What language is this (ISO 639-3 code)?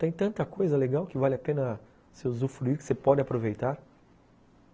por